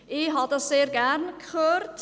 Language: Swiss German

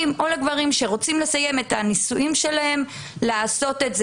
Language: Hebrew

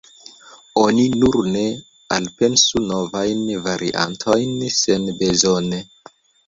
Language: Esperanto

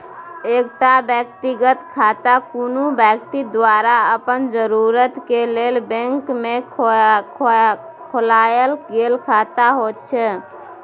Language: Maithili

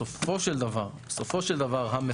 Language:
Hebrew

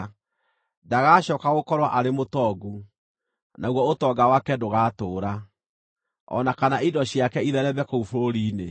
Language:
Kikuyu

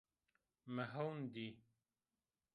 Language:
Zaza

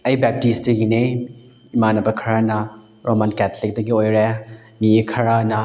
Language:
Manipuri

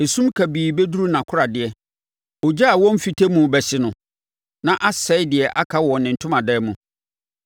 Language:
Akan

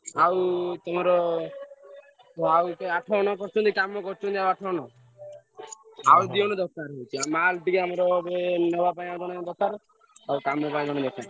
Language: Odia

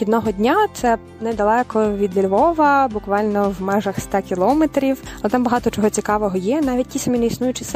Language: Ukrainian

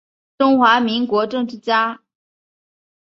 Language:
Chinese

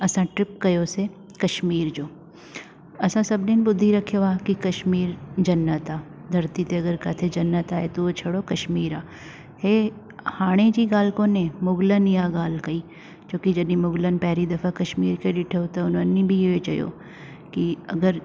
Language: Sindhi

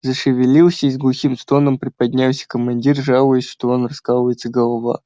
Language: Russian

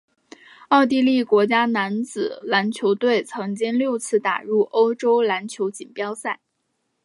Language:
Chinese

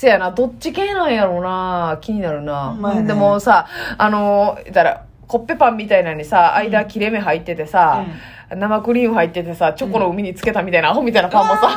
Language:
Japanese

